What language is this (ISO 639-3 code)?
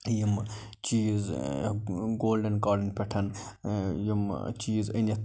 kas